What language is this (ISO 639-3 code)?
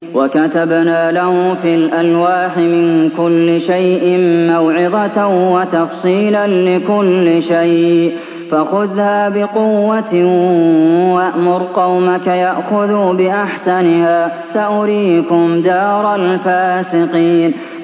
ara